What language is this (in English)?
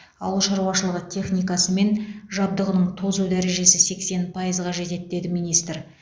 Kazakh